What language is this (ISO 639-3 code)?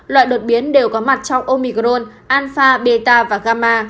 vie